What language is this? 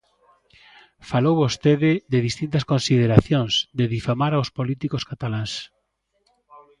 Galician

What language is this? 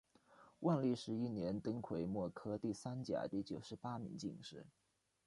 Chinese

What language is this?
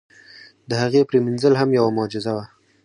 Pashto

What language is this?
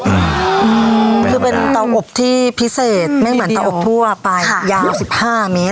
Thai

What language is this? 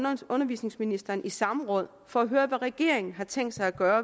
Danish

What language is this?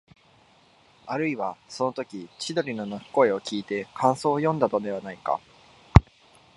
Japanese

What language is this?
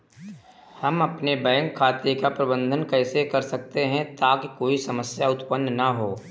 Hindi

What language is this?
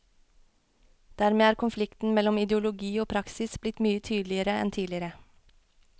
Norwegian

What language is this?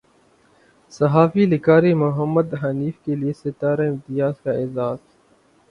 Urdu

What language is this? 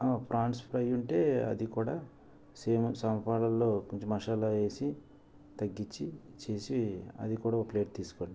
Telugu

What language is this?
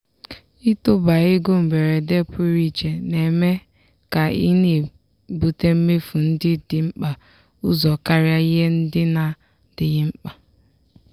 Igbo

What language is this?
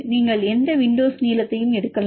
Tamil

